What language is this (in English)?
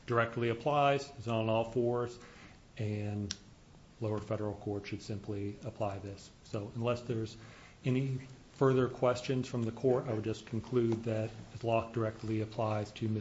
English